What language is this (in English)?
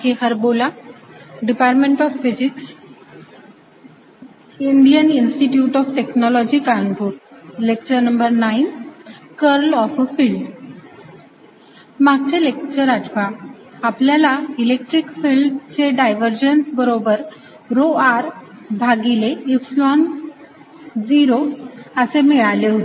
Marathi